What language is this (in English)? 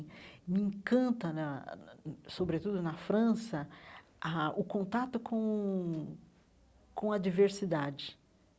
Portuguese